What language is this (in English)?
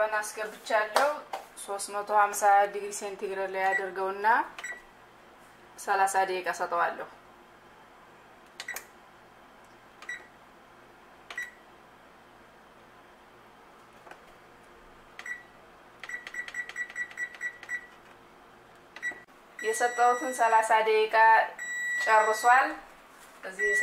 Romanian